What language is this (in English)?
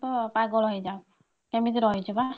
Odia